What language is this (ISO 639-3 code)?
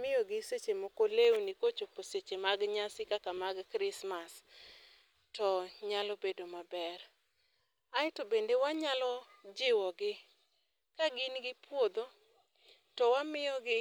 luo